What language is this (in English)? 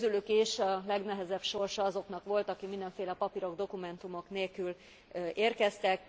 Hungarian